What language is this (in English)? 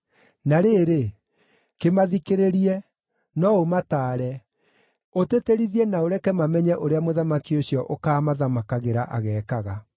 Kikuyu